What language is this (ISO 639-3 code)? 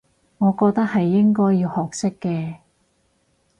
yue